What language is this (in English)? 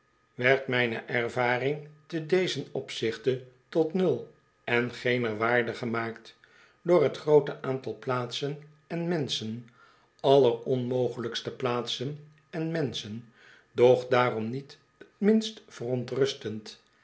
Dutch